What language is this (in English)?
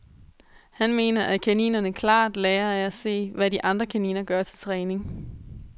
Danish